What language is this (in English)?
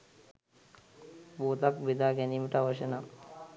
Sinhala